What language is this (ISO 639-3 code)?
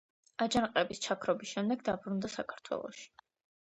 kat